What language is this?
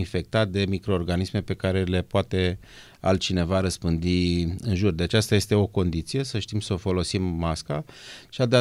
Romanian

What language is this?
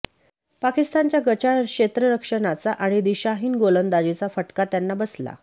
Marathi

